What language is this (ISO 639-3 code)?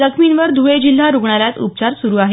mar